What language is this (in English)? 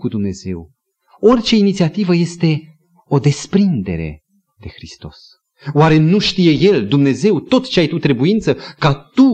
Romanian